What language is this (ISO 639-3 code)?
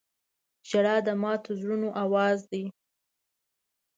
pus